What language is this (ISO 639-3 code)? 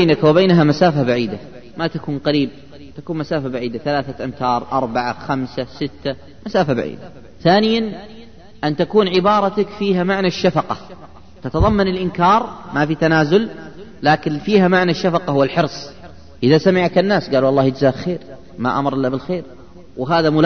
ara